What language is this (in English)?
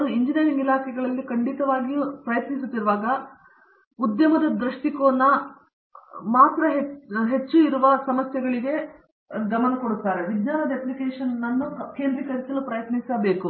Kannada